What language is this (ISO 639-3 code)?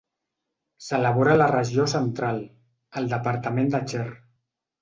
cat